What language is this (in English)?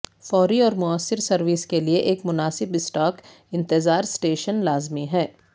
Urdu